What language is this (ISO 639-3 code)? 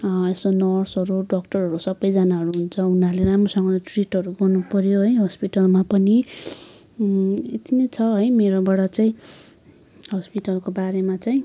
nep